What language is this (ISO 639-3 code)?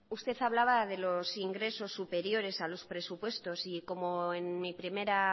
spa